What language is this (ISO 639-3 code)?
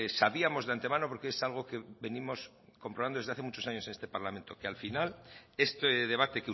spa